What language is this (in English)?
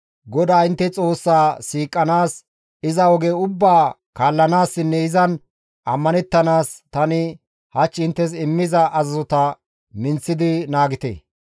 Gamo